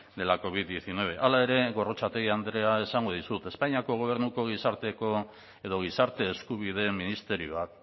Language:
Basque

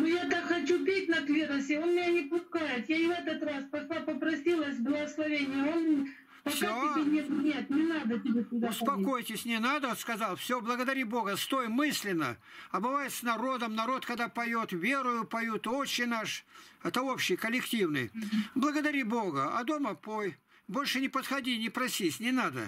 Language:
Russian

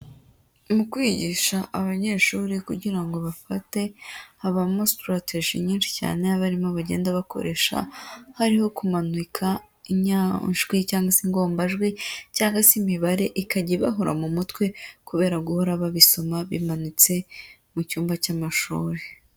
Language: Kinyarwanda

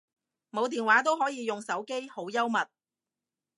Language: Cantonese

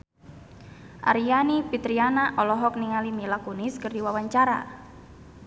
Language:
Sundanese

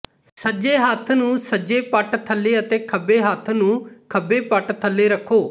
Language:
Punjabi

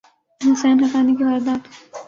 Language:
Urdu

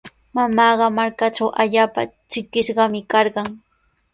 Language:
Sihuas Ancash Quechua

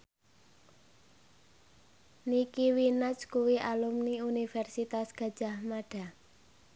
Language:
Javanese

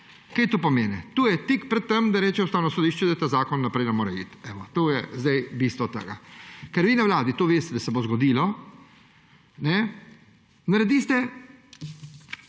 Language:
Slovenian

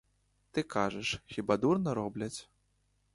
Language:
Ukrainian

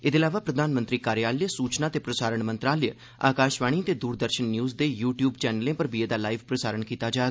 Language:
Dogri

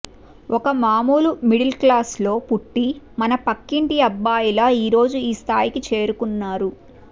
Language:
Telugu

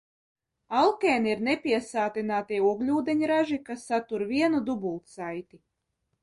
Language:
Latvian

